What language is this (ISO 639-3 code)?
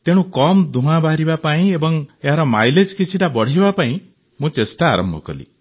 ori